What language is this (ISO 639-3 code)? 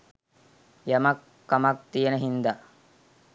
sin